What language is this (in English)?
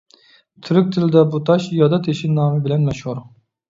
Uyghur